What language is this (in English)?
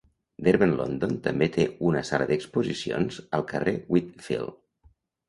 Catalan